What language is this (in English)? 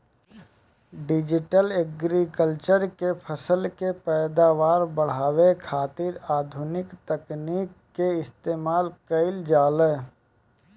Bhojpuri